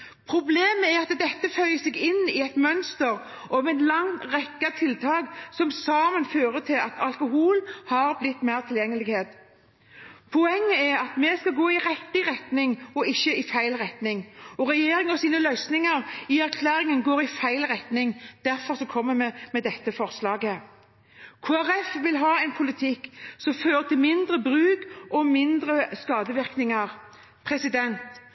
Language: Norwegian Bokmål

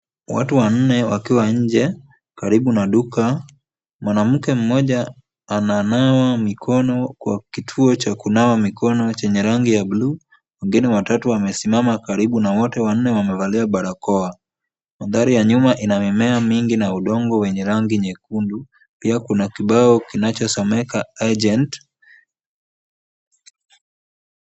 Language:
Swahili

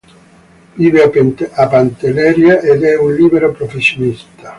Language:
Italian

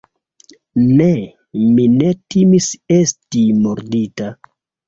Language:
Esperanto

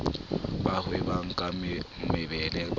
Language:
Southern Sotho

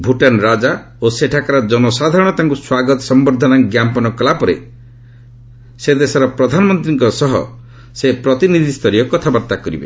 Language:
Odia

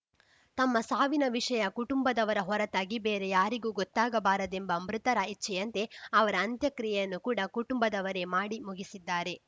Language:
Kannada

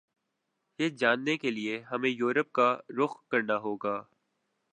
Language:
Urdu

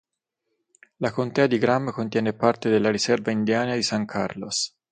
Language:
Italian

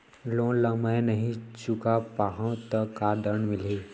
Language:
Chhattisgarhi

